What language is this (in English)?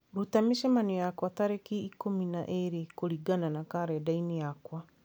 Kikuyu